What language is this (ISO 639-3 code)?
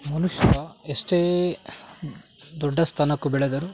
kan